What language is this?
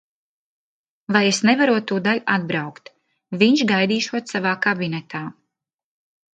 Latvian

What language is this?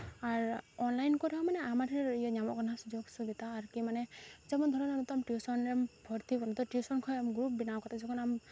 Santali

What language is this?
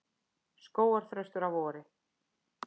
Icelandic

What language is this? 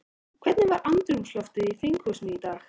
Icelandic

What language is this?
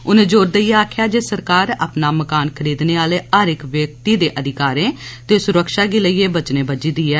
Dogri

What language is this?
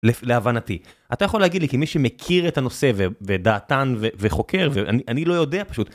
Hebrew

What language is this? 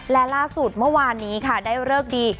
Thai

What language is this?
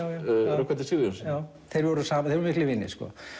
Icelandic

